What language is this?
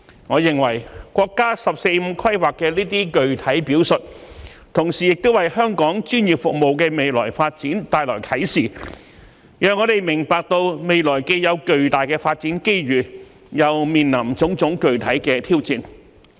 Cantonese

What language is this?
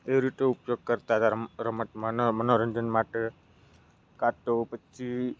Gujarati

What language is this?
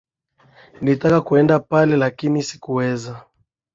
Swahili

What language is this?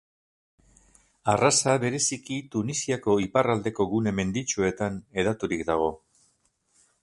Basque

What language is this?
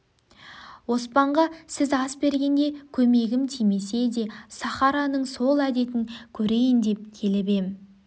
Kazakh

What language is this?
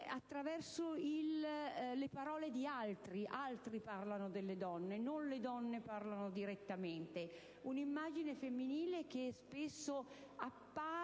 Italian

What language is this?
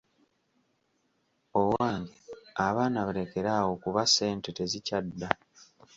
Ganda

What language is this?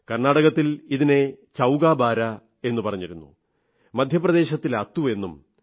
Malayalam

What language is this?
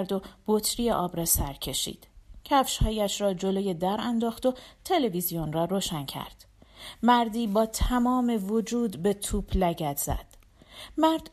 Persian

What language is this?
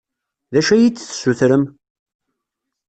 Kabyle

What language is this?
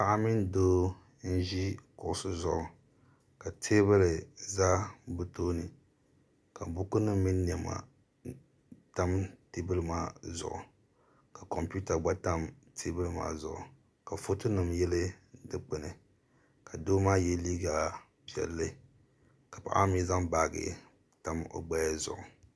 Dagbani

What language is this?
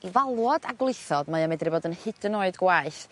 Welsh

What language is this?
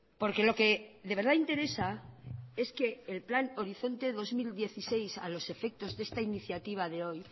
Spanish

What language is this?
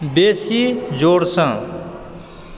Maithili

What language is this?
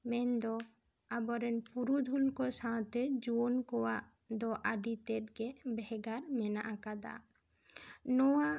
Santali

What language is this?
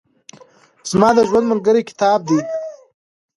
Pashto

